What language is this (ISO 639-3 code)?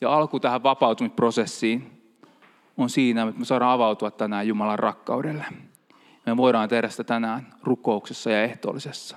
fin